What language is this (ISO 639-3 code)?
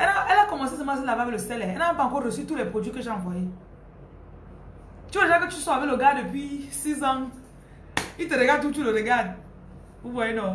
fra